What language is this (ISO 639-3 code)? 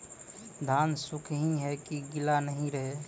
mai